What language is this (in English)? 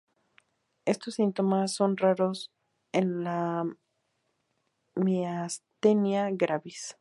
Spanish